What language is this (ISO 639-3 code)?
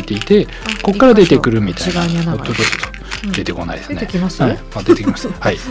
jpn